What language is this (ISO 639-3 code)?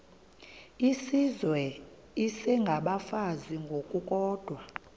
xho